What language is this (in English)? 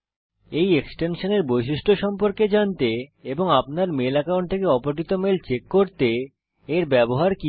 Bangla